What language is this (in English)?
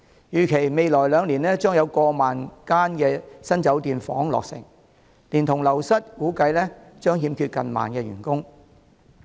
Cantonese